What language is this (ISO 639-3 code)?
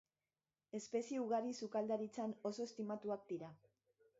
eus